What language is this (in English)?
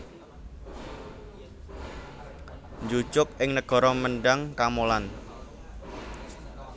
Javanese